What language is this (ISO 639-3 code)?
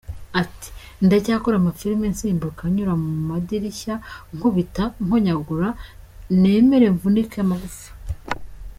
kin